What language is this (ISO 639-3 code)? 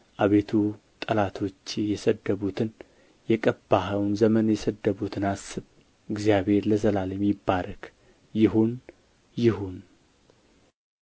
amh